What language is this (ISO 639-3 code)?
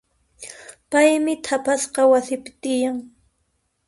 qxp